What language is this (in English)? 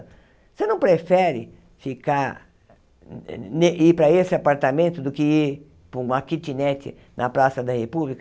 Portuguese